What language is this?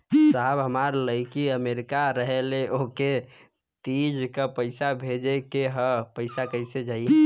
Bhojpuri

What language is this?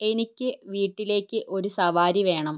Malayalam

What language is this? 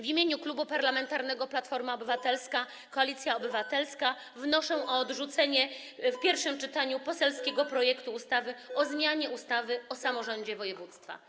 Polish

